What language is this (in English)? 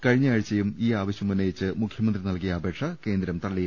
Malayalam